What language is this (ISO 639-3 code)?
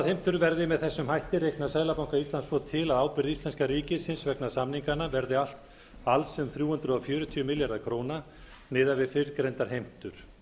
isl